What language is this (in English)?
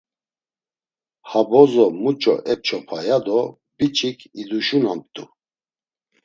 Laz